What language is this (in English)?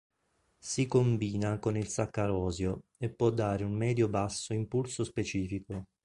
Italian